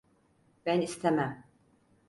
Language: Turkish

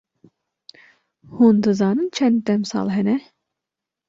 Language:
Kurdish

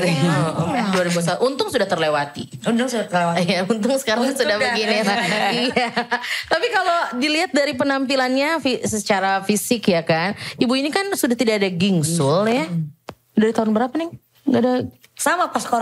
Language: Indonesian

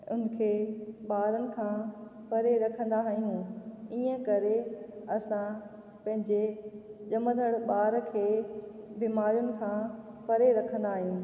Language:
Sindhi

